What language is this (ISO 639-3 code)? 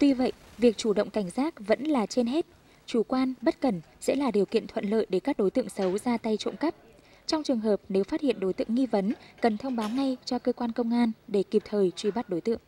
vie